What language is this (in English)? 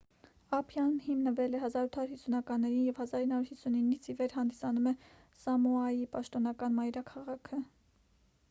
Armenian